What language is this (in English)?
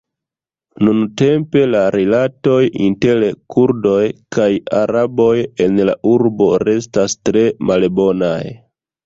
Esperanto